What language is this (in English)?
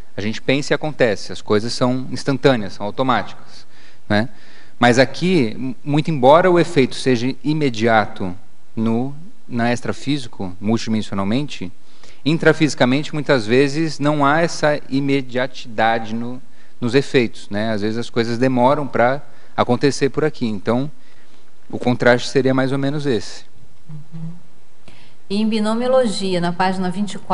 Portuguese